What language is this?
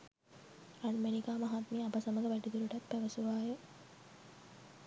Sinhala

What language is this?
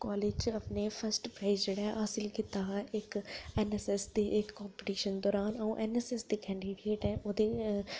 Dogri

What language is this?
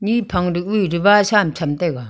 Wancho Naga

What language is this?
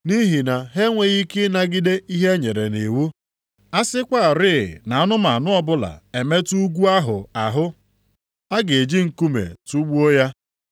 Igbo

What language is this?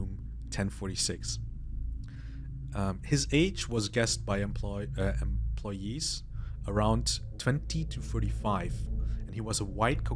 English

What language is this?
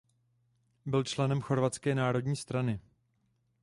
Czech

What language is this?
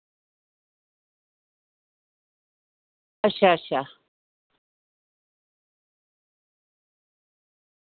Dogri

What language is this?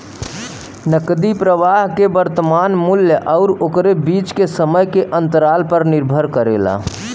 Bhojpuri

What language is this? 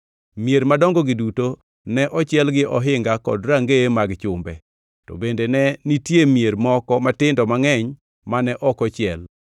Luo (Kenya and Tanzania)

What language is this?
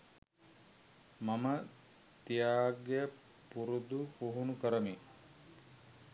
Sinhala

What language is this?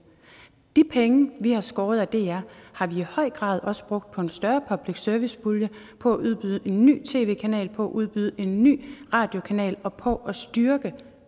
Danish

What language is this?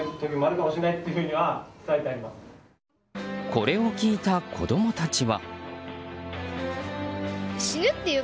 Japanese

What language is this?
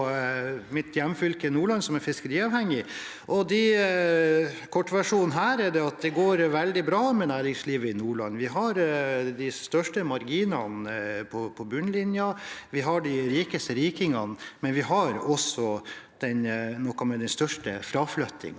Norwegian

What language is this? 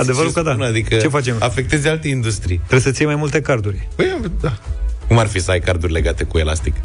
Romanian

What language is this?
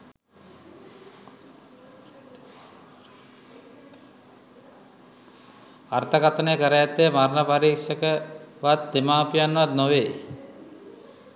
Sinhala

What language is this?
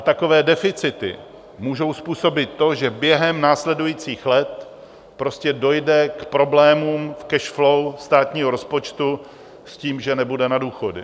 Czech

